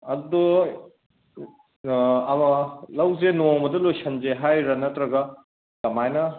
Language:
Manipuri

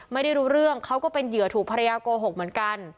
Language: Thai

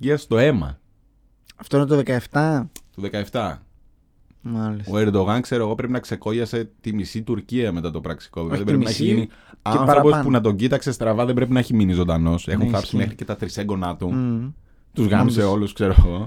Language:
Greek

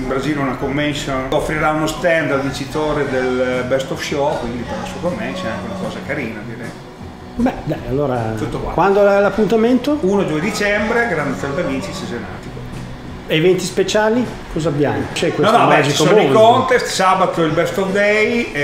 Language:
Italian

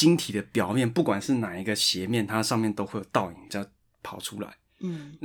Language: Chinese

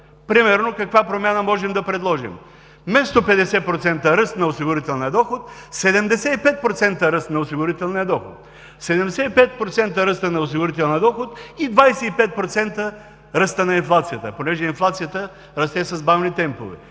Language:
Bulgarian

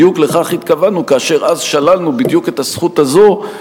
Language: Hebrew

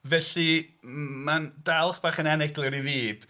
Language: Welsh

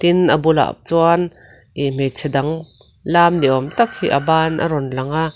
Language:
Mizo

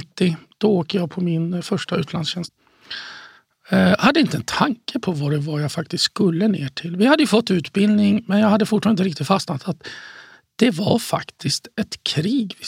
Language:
Swedish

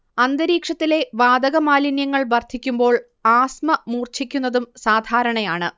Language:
Malayalam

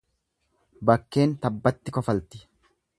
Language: Oromo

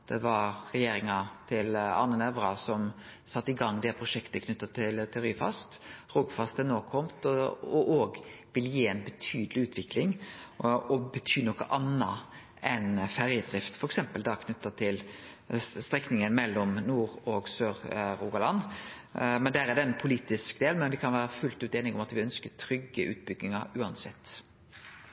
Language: Norwegian Nynorsk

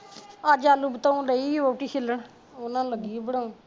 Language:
Punjabi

